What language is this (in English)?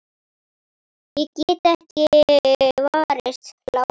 Icelandic